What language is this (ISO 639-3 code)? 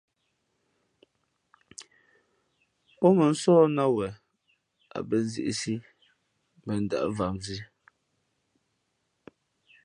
fmp